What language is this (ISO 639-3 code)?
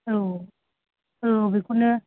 brx